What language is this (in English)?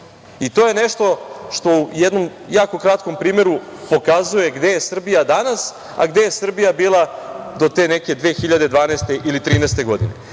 Serbian